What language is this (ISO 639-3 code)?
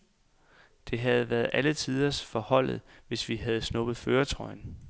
dan